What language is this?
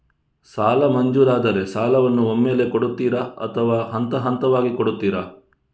Kannada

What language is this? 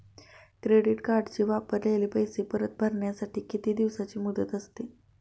Marathi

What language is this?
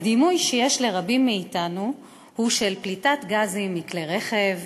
Hebrew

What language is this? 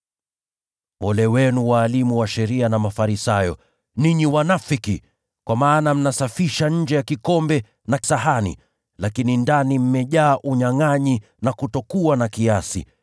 Swahili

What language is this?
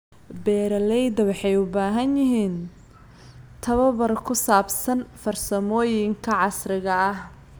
Somali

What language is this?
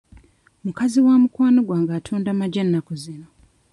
Ganda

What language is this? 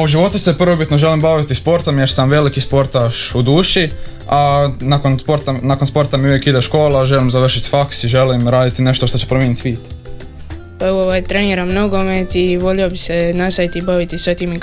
Croatian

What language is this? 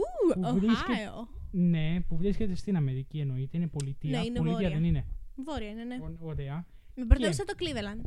Greek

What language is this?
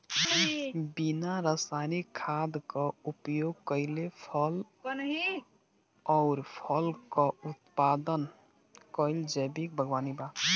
Bhojpuri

